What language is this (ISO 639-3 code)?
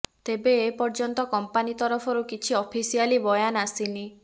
ori